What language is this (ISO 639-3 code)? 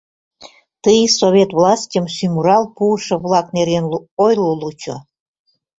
chm